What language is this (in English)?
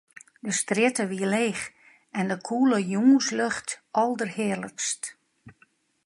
Western Frisian